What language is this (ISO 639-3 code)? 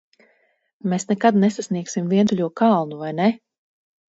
lav